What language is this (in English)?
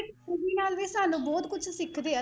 Punjabi